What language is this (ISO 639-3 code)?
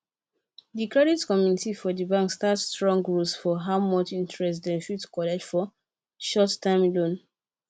pcm